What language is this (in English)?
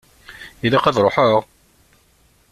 Kabyle